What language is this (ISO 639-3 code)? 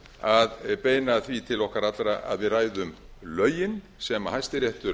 isl